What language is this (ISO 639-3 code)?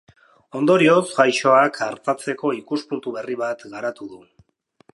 eus